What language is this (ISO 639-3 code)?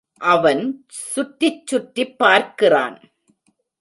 tam